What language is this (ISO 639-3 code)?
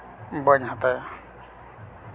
sat